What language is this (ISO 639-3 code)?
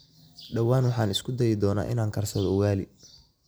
som